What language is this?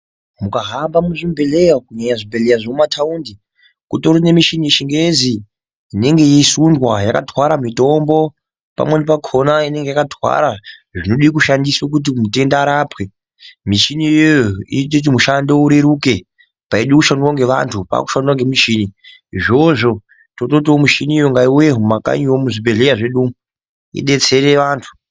Ndau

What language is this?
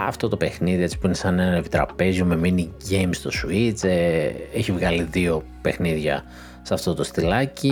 Greek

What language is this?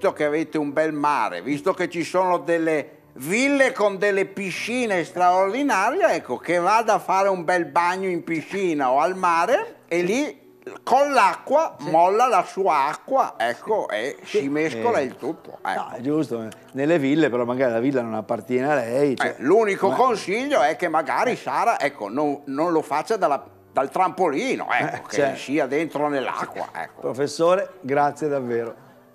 Italian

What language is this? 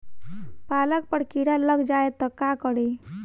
Bhojpuri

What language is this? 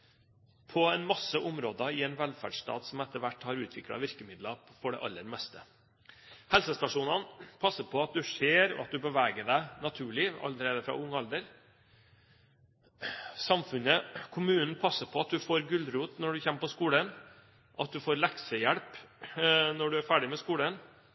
Norwegian Bokmål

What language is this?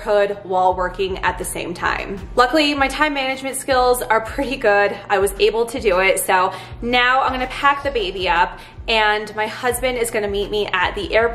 English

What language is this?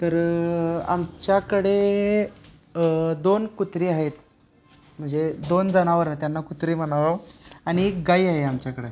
Marathi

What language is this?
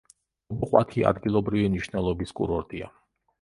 Georgian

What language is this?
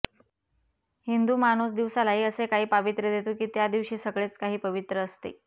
Marathi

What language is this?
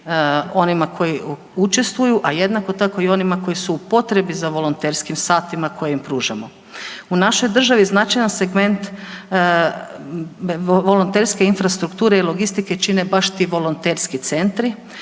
Croatian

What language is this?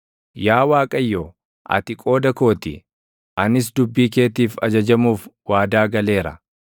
Oromo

